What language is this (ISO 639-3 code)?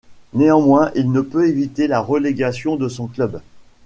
fra